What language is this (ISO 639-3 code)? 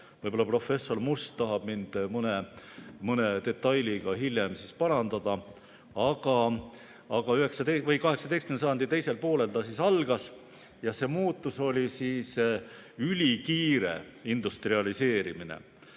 est